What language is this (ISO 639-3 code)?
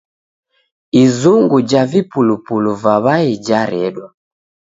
dav